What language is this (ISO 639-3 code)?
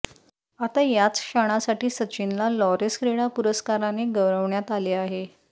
mar